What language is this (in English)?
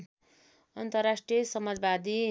Nepali